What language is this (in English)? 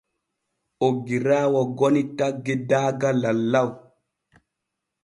Borgu Fulfulde